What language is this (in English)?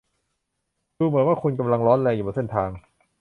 Thai